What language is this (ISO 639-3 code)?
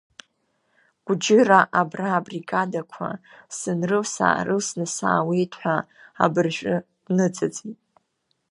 abk